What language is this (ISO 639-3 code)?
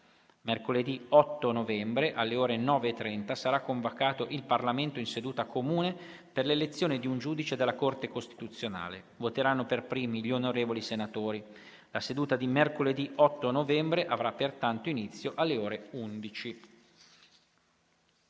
ita